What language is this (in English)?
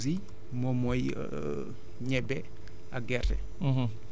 Wolof